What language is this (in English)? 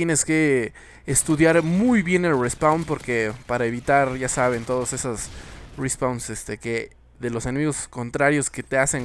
Spanish